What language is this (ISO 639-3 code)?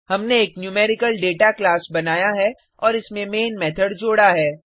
hin